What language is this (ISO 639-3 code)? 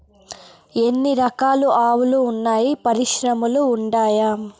tel